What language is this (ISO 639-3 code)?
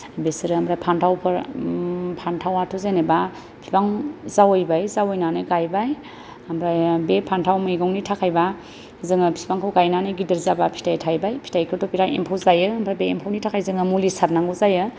brx